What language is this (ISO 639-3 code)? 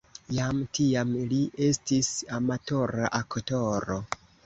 epo